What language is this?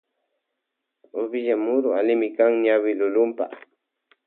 Loja Highland Quichua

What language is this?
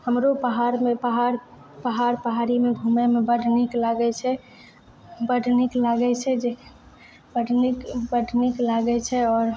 Maithili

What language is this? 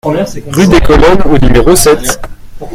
French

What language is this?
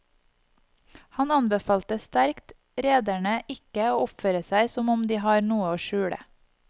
Norwegian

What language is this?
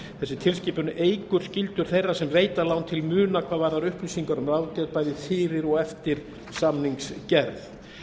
Icelandic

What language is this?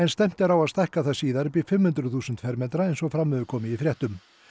Icelandic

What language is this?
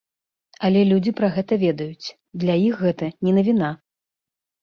Belarusian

